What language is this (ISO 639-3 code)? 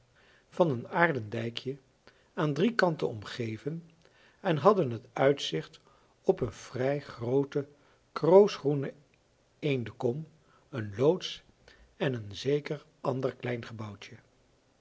nld